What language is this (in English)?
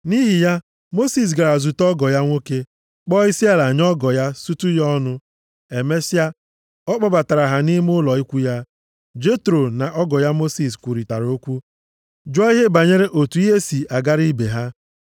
Igbo